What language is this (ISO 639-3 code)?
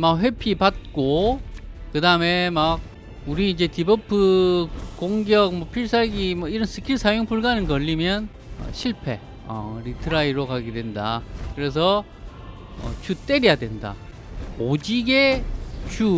kor